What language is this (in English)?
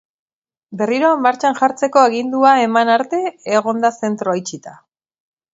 Basque